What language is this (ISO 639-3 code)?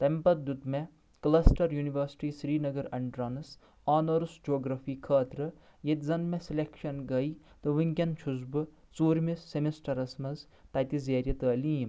kas